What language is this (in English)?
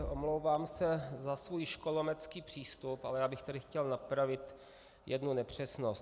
Czech